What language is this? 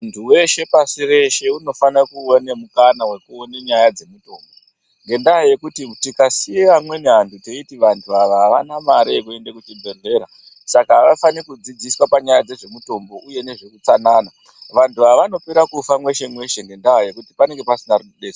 Ndau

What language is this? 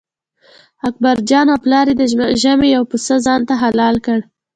Pashto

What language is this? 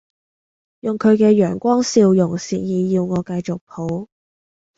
Cantonese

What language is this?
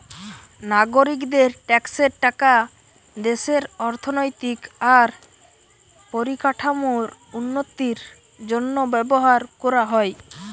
Bangla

